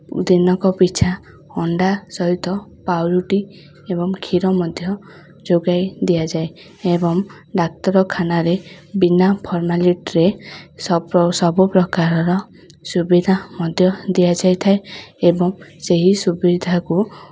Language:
Odia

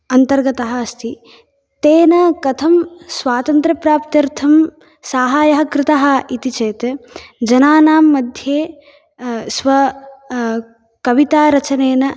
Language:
Sanskrit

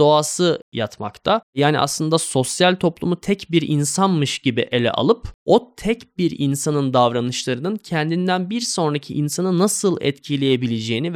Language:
Turkish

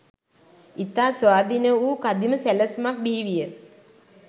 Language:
Sinhala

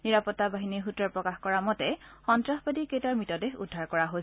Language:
Assamese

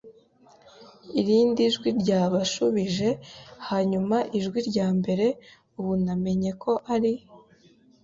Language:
Kinyarwanda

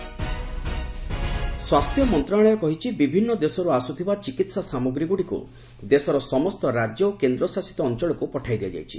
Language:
Odia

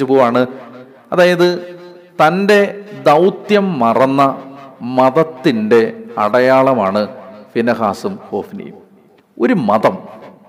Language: Malayalam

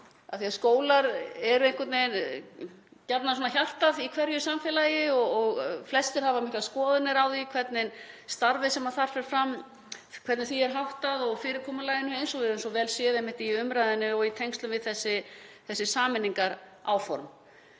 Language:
Icelandic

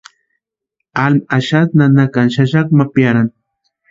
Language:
Western Highland Purepecha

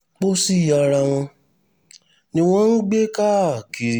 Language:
Yoruba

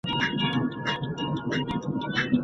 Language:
Pashto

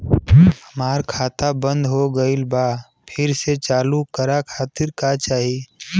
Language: Bhojpuri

